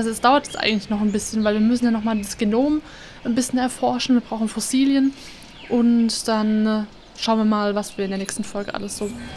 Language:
German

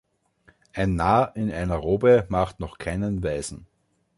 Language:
German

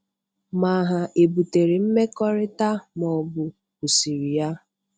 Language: Igbo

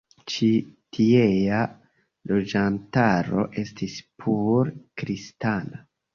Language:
Esperanto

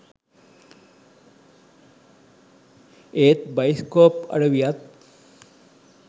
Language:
Sinhala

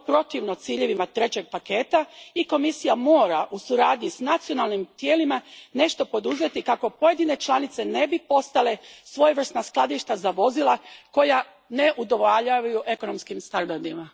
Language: Croatian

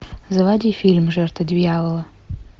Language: Russian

